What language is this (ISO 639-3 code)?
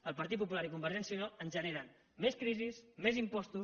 cat